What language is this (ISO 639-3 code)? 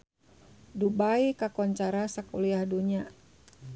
sun